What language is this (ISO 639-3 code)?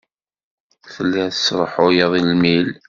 kab